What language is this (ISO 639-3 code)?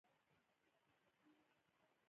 pus